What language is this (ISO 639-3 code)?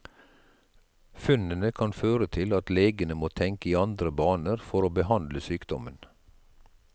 nor